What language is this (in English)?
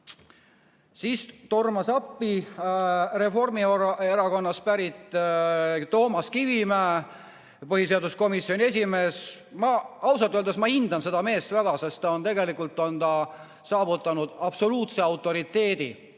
Estonian